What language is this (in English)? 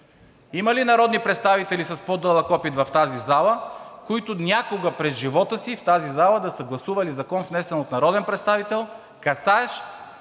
Bulgarian